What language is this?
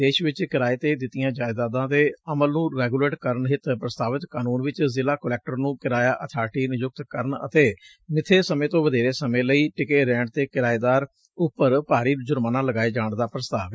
Punjabi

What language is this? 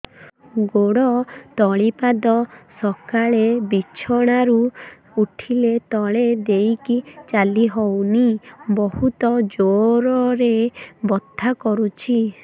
Odia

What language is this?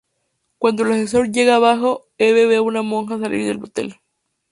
Spanish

